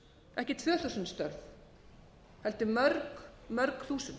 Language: Icelandic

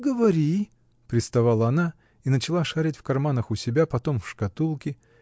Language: Russian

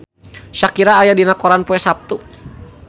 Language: Sundanese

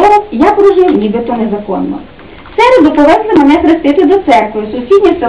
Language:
Ukrainian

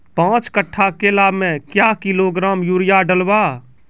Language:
Maithili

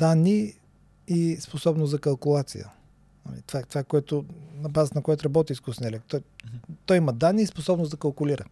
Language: Bulgarian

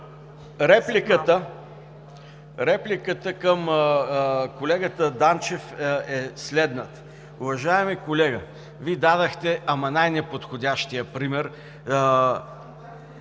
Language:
Bulgarian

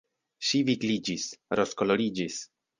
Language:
Esperanto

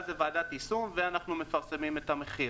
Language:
Hebrew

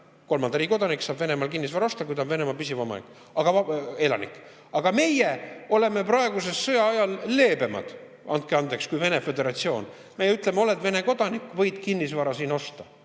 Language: Estonian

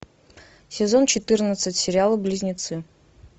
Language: Russian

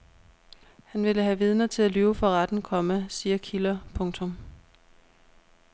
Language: Danish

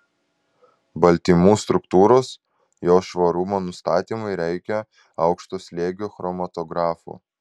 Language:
Lithuanian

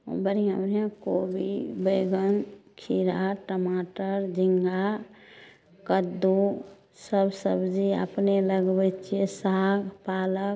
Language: Maithili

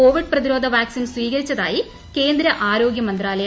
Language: Malayalam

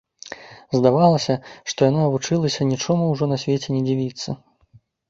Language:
Belarusian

